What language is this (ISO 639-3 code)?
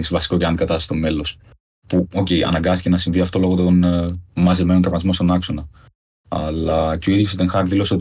ell